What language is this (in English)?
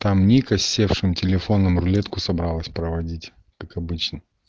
Russian